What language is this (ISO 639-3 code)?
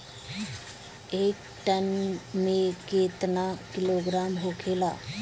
bho